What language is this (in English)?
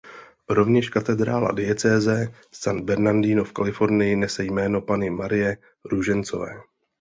Czech